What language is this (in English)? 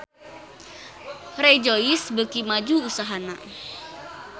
Sundanese